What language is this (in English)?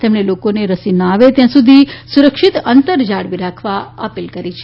Gujarati